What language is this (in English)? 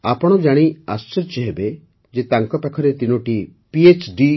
Odia